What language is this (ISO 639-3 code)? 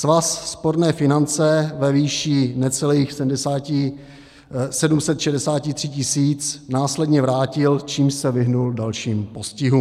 ces